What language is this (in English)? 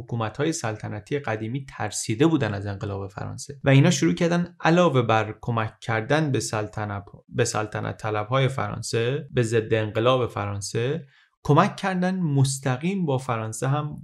Persian